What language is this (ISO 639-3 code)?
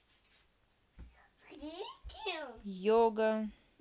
rus